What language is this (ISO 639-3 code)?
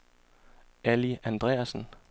dan